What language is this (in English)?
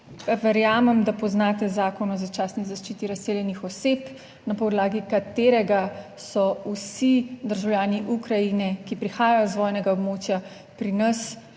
Slovenian